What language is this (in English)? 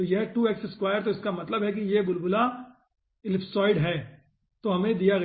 Hindi